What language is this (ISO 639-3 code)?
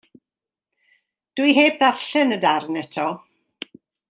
cym